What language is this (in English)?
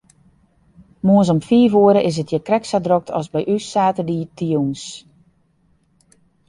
Western Frisian